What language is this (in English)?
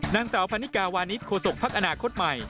Thai